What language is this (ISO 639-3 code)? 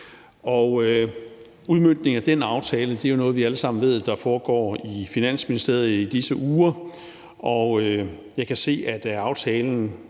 dan